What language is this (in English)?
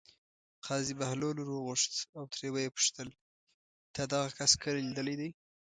Pashto